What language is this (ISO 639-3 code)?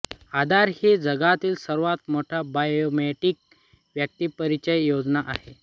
mar